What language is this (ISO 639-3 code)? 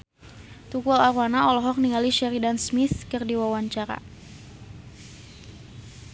sun